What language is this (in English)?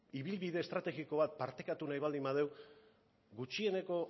Basque